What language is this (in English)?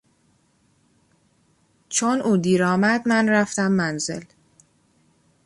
Persian